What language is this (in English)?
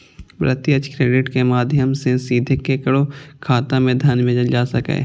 Maithili